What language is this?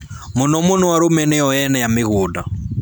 Kikuyu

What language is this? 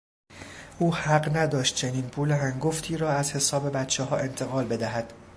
Persian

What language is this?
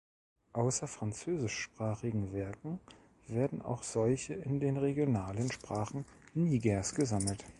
German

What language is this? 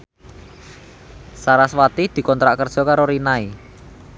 Javanese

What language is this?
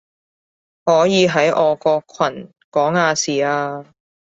Cantonese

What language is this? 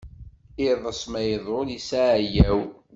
Kabyle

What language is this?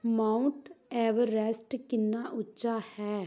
Punjabi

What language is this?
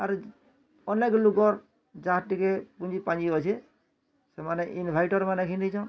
Odia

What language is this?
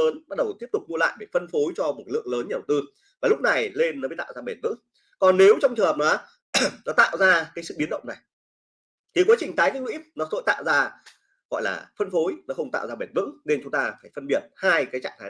Vietnamese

